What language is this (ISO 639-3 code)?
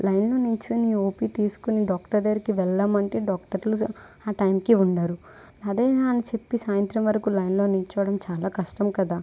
tel